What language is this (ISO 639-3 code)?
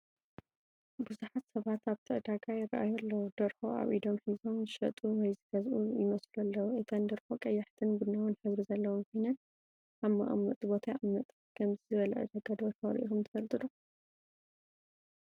tir